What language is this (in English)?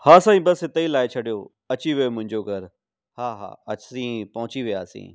Sindhi